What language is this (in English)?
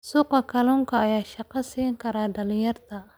Somali